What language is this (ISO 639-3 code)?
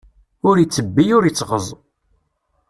kab